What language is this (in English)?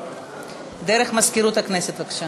Hebrew